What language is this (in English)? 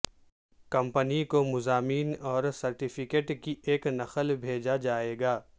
Urdu